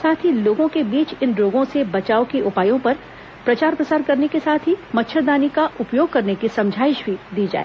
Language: Hindi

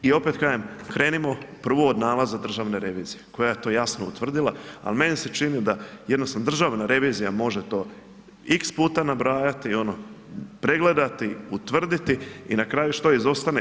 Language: Croatian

